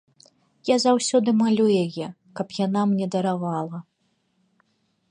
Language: Belarusian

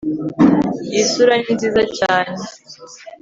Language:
Kinyarwanda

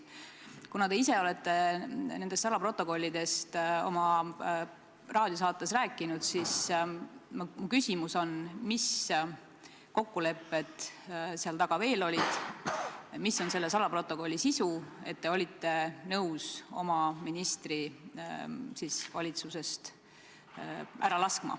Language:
Estonian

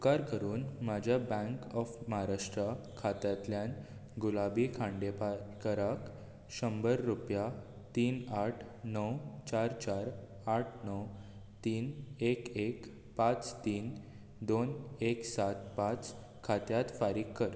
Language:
Konkani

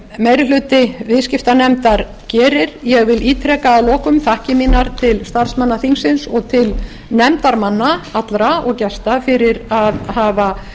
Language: Icelandic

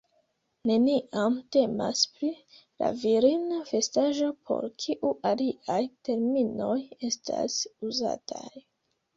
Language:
Esperanto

